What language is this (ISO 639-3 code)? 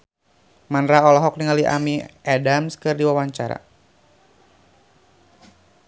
sun